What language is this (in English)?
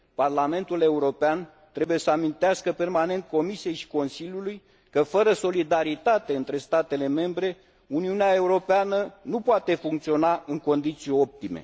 Romanian